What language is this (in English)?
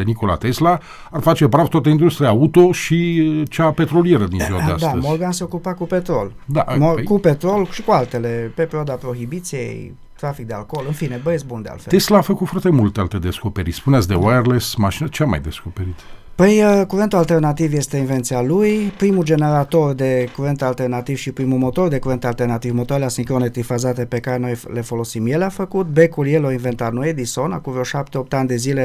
Romanian